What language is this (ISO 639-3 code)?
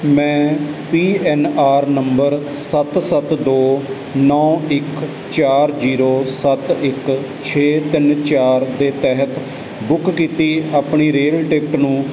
pan